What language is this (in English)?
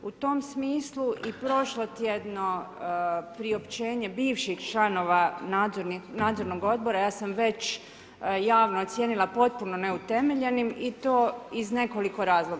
Croatian